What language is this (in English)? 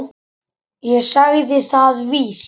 Icelandic